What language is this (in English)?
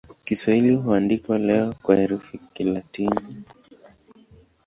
Swahili